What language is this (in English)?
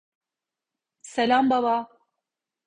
Turkish